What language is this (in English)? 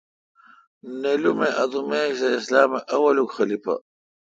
Kalkoti